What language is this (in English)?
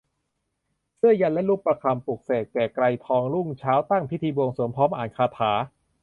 Thai